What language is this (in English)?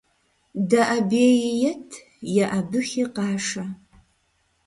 Kabardian